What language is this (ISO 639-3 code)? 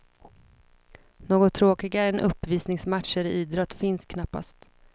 swe